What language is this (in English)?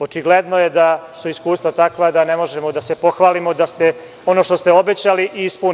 Serbian